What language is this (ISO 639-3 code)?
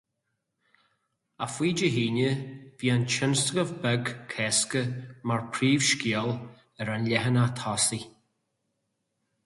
gle